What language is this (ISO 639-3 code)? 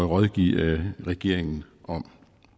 dan